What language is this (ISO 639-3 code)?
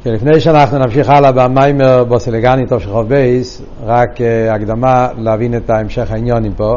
heb